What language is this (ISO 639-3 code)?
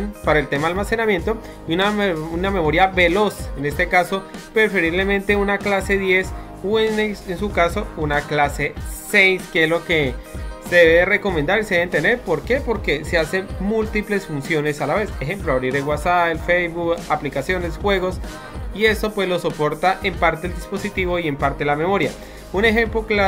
spa